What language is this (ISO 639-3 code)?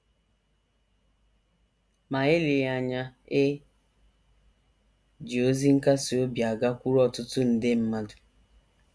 ibo